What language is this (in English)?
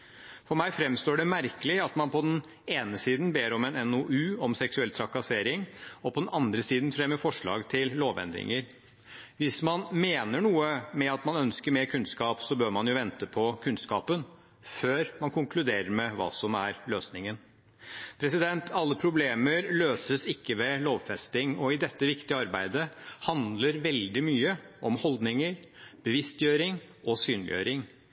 Norwegian Bokmål